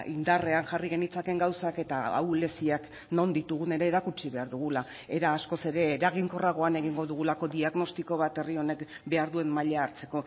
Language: Basque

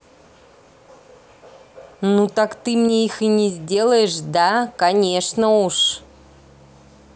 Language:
Russian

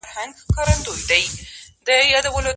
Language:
Pashto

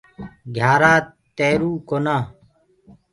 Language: Gurgula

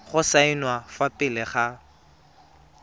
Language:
Tswana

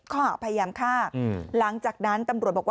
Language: Thai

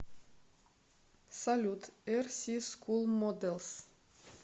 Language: Russian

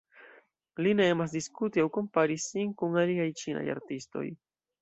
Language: Esperanto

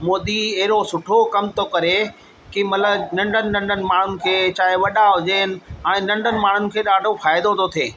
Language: Sindhi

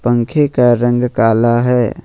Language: Hindi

